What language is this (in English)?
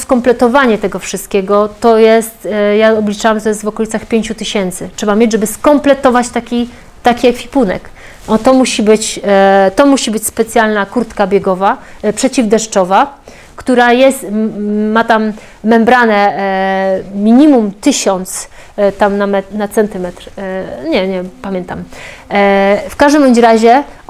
Polish